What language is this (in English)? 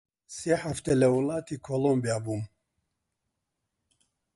Central Kurdish